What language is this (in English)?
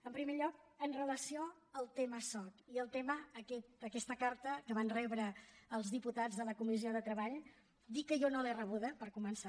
Catalan